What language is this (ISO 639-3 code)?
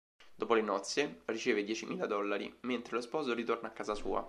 ita